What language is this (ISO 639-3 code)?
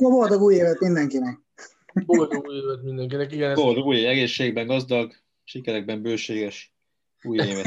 hun